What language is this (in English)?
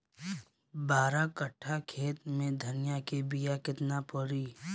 Bhojpuri